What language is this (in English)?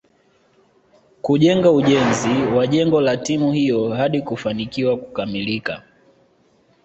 Swahili